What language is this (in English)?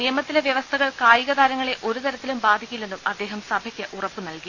Malayalam